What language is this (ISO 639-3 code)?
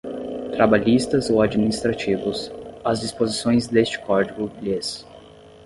por